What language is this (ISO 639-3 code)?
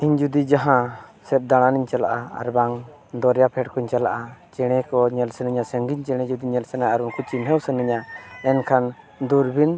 sat